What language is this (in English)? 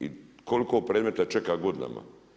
Croatian